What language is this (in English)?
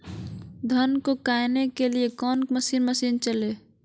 Magahi